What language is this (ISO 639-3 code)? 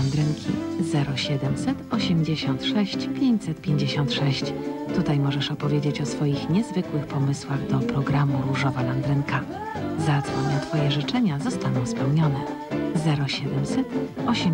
pol